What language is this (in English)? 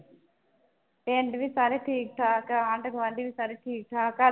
Punjabi